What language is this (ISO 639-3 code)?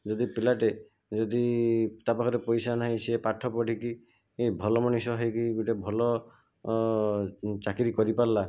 ori